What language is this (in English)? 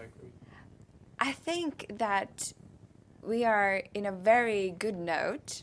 English